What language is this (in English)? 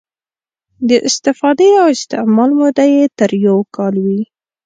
Pashto